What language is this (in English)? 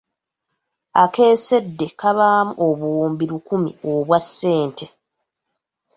Ganda